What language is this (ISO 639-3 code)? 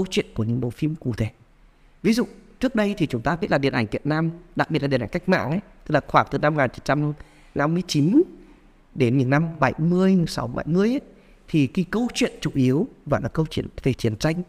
vie